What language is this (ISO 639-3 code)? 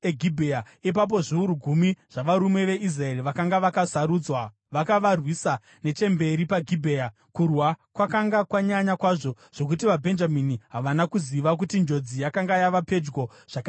sna